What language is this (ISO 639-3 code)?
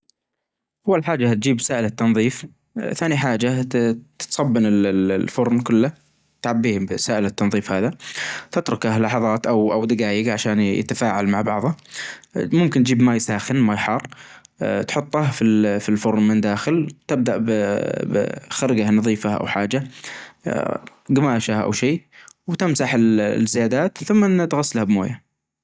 ars